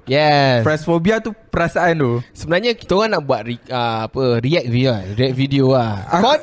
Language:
Malay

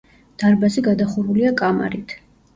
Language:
Georgian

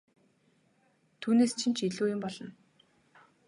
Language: Mongolian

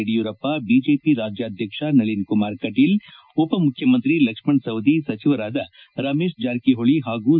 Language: Kannada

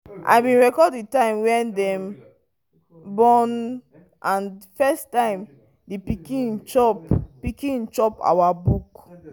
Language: Nigerian Pidgin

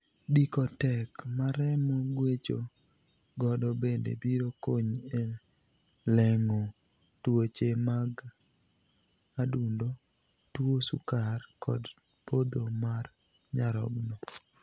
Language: Luo (Kenya and Tanzania)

